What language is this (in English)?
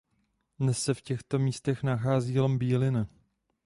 Czech